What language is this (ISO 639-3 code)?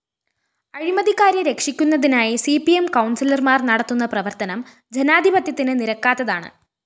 mal